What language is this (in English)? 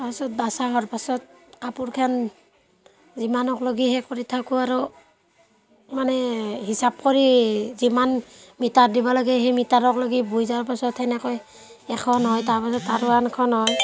Assamese